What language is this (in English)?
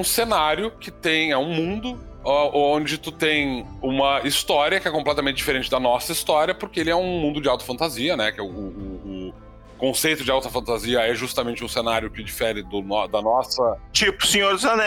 Portuguese